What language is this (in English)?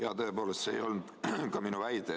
Estonian